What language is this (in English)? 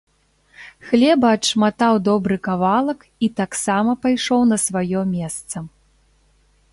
Belarusian